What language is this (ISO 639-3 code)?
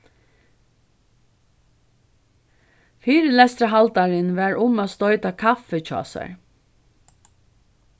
fao